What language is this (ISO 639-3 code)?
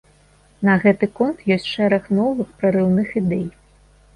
bel